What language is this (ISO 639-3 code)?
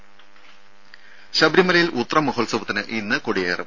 mal